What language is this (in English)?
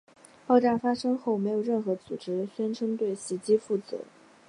Chinese